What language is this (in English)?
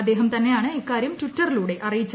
Malayalam